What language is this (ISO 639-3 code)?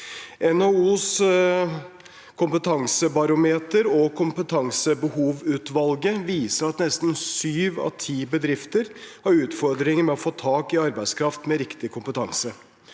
nor